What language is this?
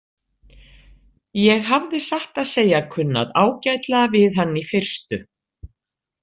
Icelandic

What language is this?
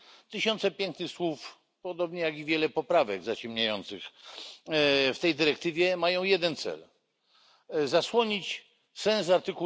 Polish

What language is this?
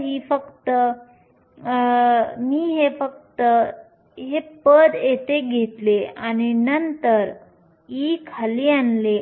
Marathi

